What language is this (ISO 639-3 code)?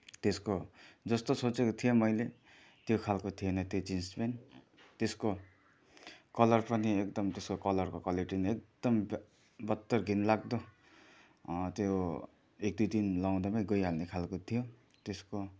nep